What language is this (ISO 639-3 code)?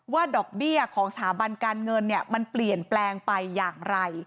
tha